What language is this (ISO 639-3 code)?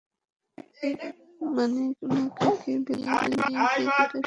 ben